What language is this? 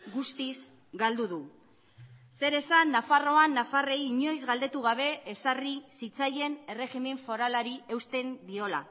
Basque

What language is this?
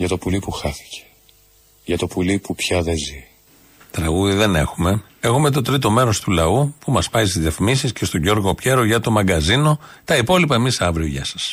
Greek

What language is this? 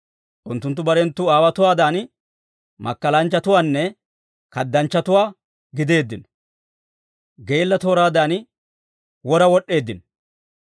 Dawro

